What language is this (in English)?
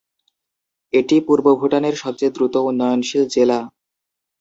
Bangla